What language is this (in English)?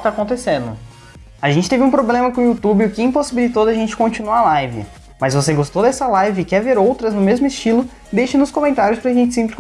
Portuguese